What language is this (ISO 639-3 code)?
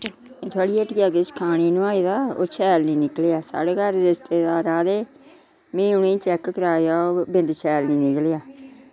doi